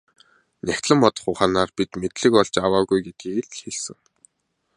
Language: Mongolian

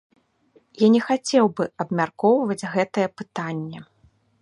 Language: Belarusian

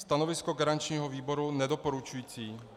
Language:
Czech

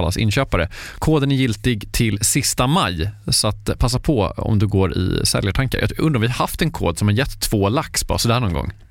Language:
Swedish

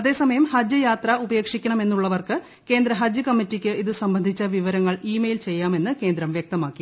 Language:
Malayalam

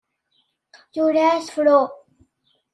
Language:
Kabyle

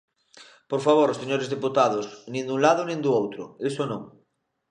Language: Galician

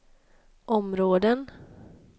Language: Swedish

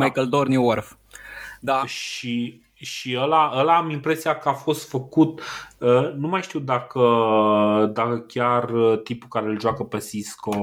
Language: Romanian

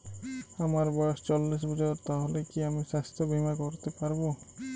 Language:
Bangla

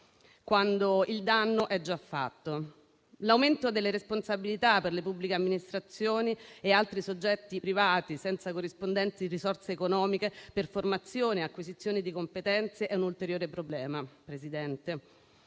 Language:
Italian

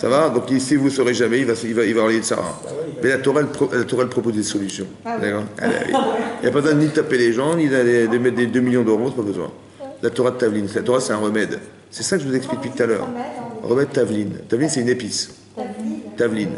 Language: French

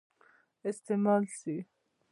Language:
Pashto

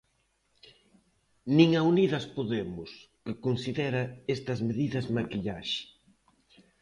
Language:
Galician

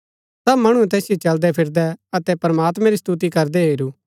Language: Gaddi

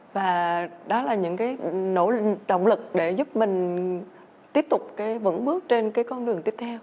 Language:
Vietnamese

